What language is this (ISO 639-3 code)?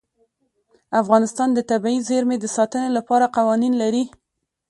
pus